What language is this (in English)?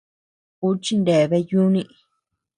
Tepeuxila Cuicatec